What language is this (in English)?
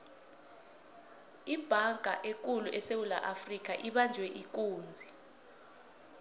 South Ndebele